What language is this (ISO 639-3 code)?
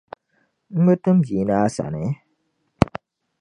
dag